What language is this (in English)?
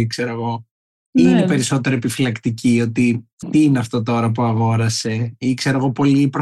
Greek